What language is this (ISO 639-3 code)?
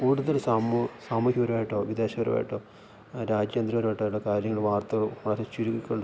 mal